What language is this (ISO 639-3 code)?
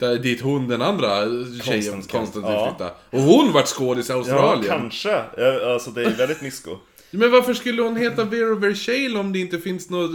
swe